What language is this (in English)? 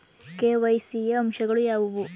Kannada